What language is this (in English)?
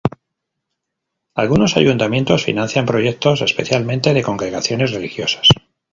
Spanish